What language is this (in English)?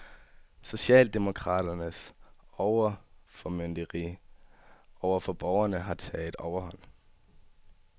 Danish